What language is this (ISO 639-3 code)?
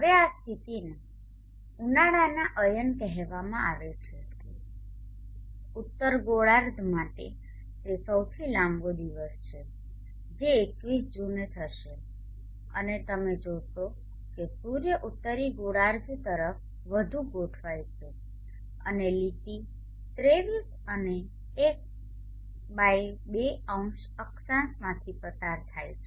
guj